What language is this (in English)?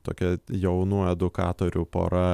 Lithuanian